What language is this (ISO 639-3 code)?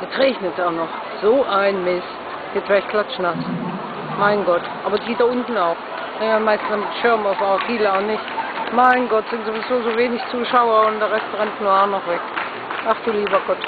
deu